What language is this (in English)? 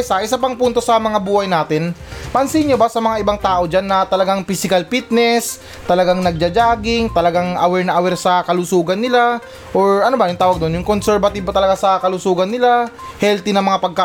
Filipino